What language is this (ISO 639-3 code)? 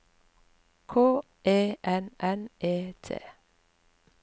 nor